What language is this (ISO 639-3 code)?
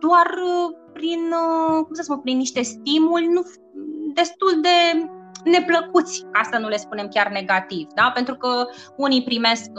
ron